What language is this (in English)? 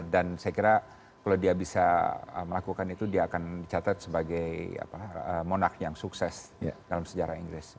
Indonesian